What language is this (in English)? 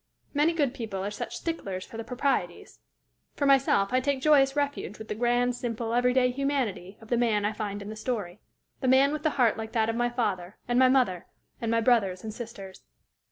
English